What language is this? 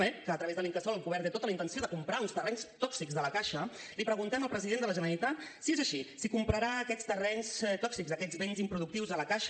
Catalan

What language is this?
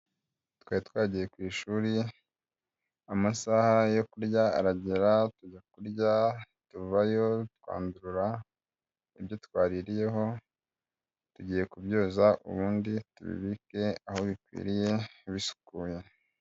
Kinyarwanda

